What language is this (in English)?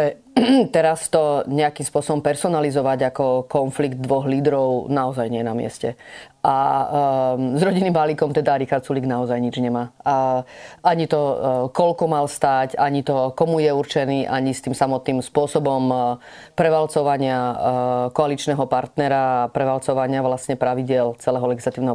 Slovak